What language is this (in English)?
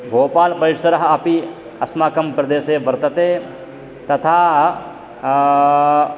Sanskrit